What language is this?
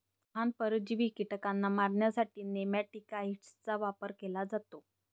Marathi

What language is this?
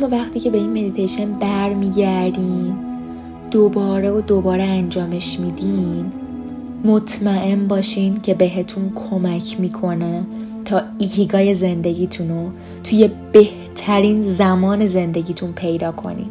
Persian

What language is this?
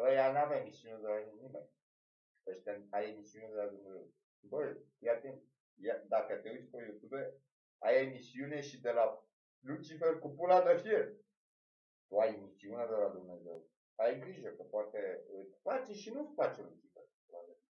Romanian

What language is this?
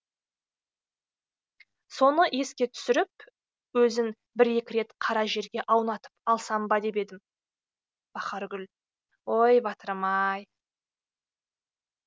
Kazakh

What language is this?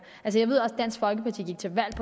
Danish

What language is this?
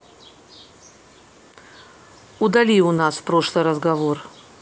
Russian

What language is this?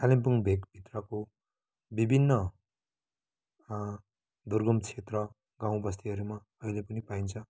Nepali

